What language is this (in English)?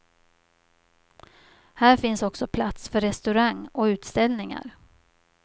Swedish